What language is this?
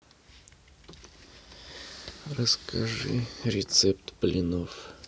Russian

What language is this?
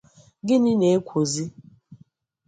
Igbo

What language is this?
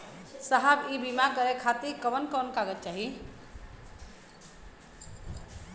Bhojpuri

